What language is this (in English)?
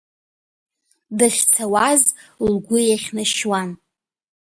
Abkhazian